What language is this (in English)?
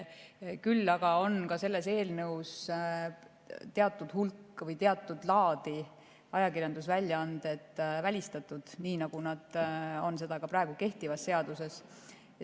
Estonian